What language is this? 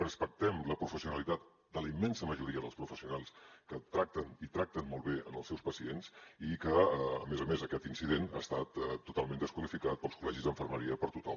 Catalan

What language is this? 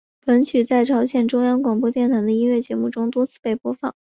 Chinese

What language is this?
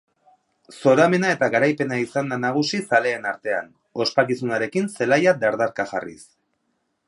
Basque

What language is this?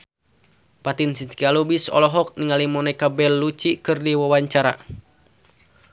Sundanese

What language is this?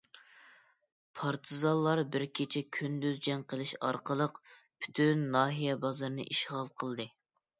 Uyghur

